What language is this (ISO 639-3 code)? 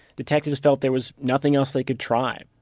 eng